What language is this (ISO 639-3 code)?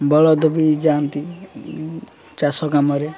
ori